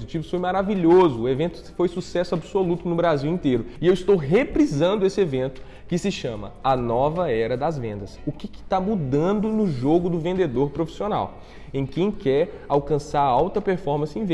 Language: Portuguese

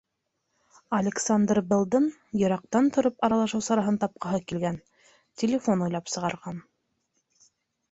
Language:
Bashkir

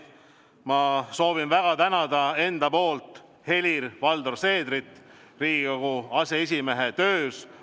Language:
Estonian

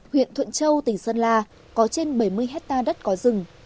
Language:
Vietnamese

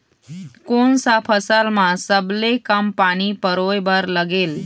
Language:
Chhattisgarhi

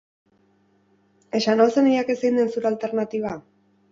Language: Basque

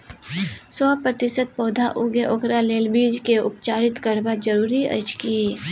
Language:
Maithili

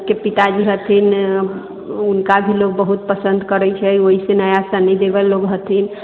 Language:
Maithili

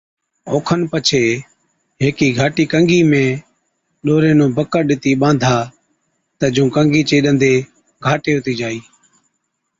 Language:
Od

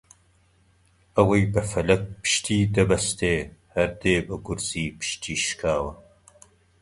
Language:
Central Kurdish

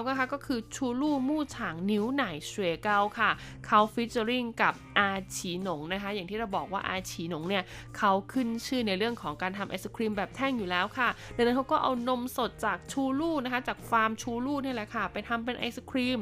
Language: Thai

